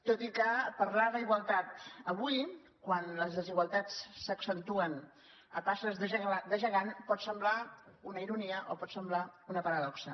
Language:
Catalan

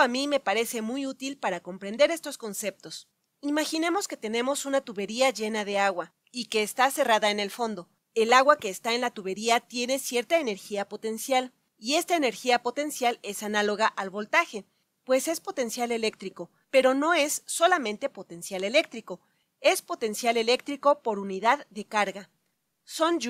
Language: Spanish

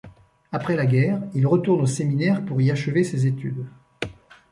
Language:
French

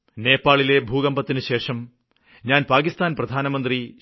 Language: Malayalam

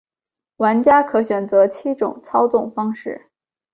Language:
Chinese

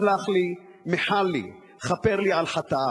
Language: Hebrew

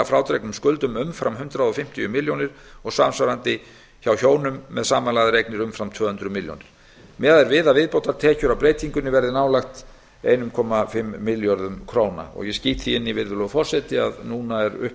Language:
Icelandic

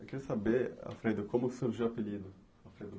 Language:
Portuguese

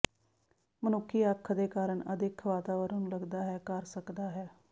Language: Punjabi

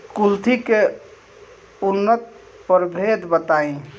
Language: Bhojpuri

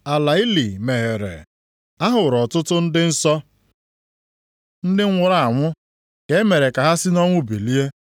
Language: Igbo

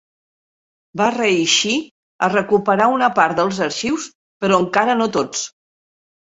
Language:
Catalan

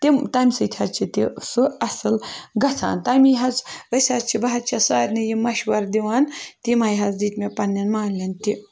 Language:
Kashmiri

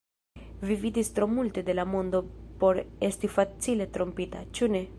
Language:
Esperanto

